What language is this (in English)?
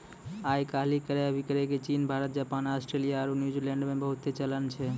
Maithili